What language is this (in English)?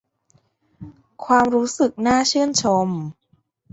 Thai